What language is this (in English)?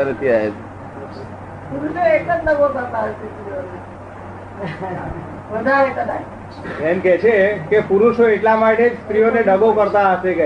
Gujarati